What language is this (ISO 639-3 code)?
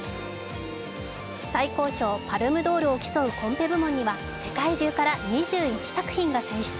jpn